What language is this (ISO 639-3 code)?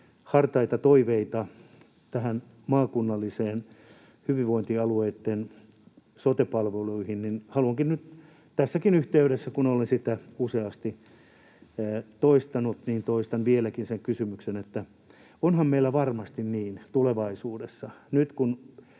fin